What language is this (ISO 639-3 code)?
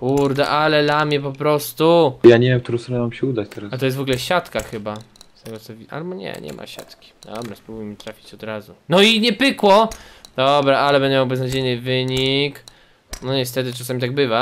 pol